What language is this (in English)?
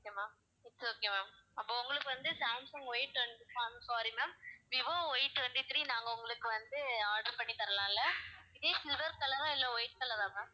Tamil